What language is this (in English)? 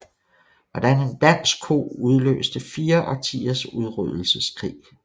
Danish